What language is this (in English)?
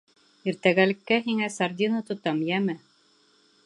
Bashkir